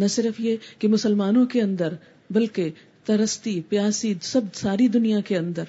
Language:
Urdu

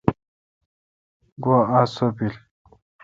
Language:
Kalkoti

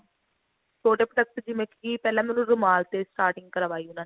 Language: Punjabi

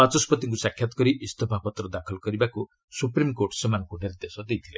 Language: Odia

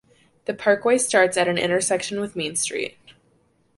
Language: English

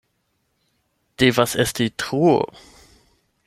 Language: Esperanto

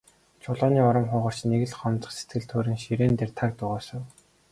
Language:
Mongolian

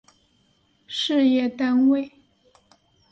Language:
Chinese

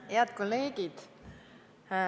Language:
Estonian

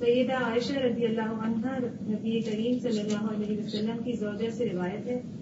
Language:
Urdu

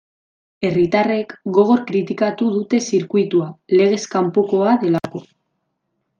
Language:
Basque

